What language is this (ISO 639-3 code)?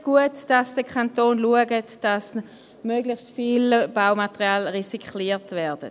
gsw